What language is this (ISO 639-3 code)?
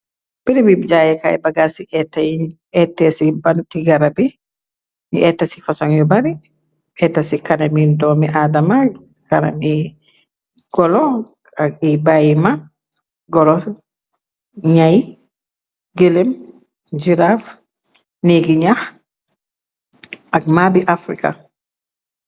wol